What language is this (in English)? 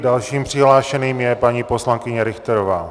Czech